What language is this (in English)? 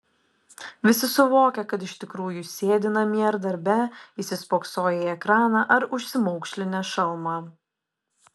Lithuanian